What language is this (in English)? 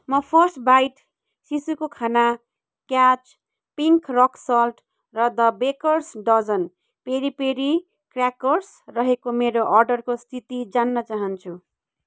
Nepali